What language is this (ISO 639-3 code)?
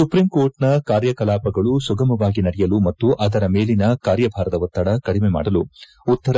kan